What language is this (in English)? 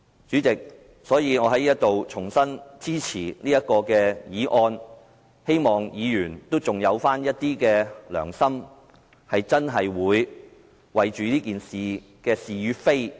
Cantonese